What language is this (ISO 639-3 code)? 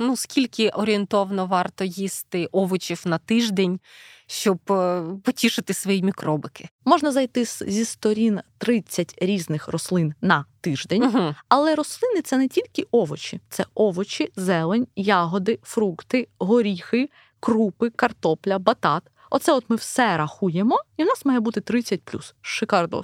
ukr